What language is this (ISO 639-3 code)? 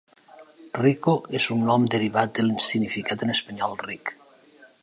cat